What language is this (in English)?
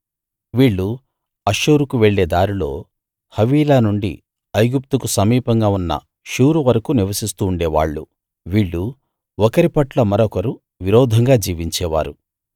Telugu